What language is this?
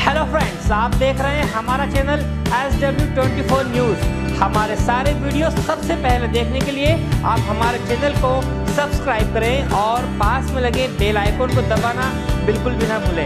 Hindi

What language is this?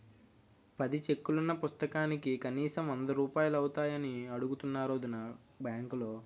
Telugu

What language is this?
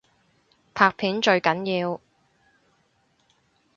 Cantonese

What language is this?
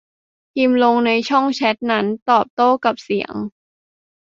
Thai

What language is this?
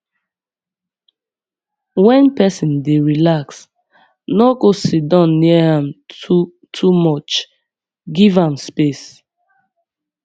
Nigerian Pidgin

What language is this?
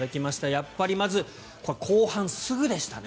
Japanese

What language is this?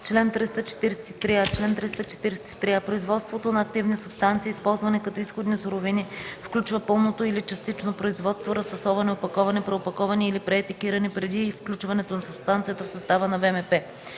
Bulgarian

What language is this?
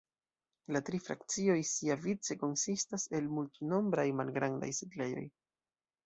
Esperanto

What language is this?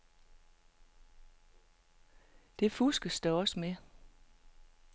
Danish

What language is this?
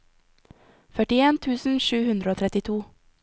Norwegian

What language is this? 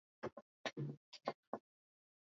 Swahili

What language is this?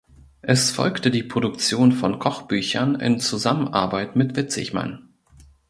German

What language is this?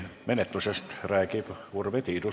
Estonian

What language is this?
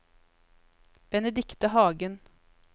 Norwegian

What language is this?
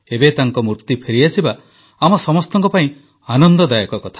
Odia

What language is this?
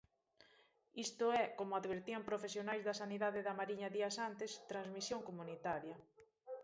Galician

